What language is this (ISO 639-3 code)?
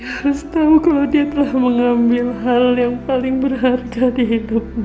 ind